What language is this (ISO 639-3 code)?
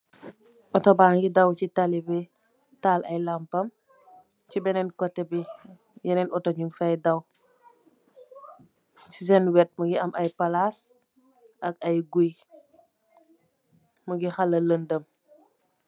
wol